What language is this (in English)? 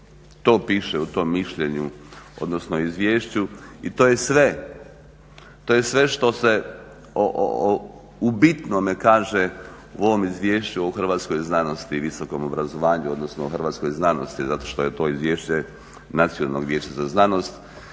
Croatian